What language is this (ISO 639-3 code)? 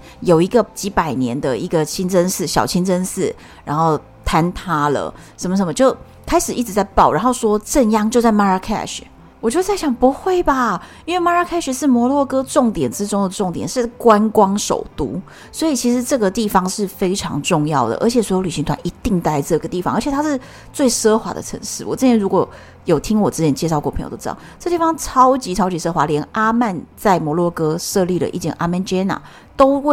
zho